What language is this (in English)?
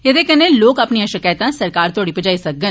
Dogri